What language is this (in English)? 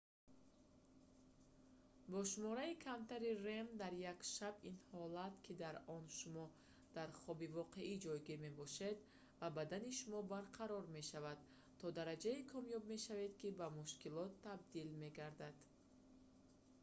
Tajik